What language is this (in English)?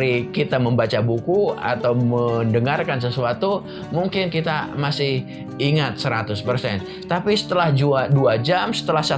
Indonesian